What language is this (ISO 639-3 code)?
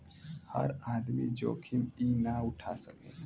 bho